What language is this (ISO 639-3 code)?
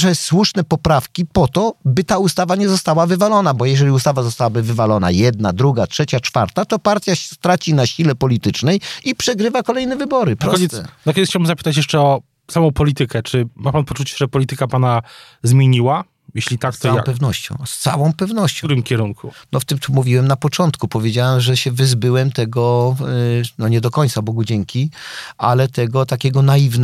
pol